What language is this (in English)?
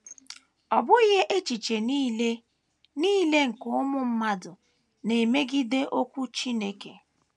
Igbo